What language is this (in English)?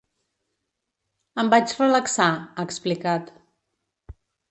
Catalan